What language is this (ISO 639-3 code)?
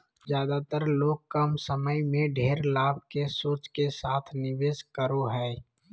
mag